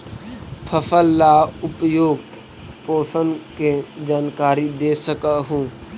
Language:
Magahi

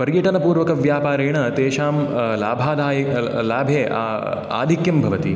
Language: Sanskrit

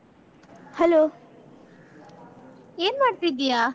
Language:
Kannada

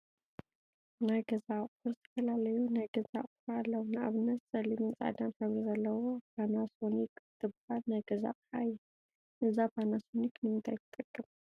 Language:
Tigrinya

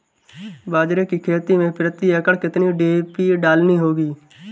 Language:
Hindi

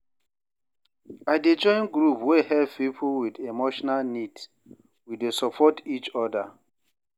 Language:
Nigerian Pidgin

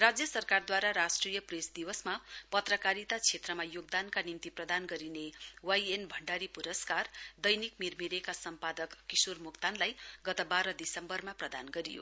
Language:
Nepali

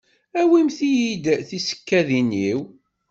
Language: Kabyle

